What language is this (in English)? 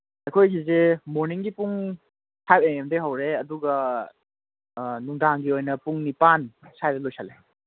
Manipuri